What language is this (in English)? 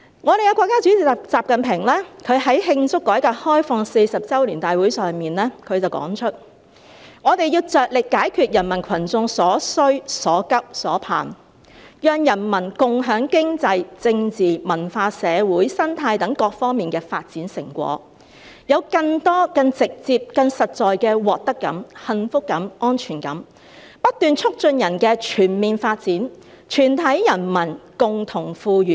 Cantonese